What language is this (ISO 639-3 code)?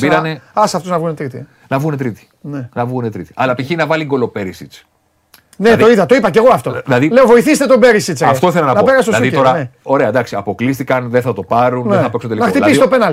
ell